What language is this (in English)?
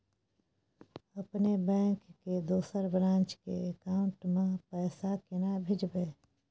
Maithili